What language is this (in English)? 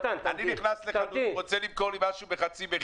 Hebrew